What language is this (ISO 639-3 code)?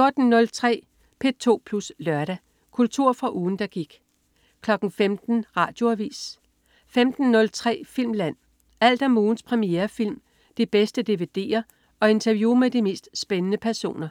dan